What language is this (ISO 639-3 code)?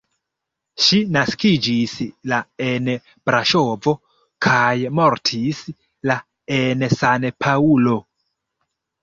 epo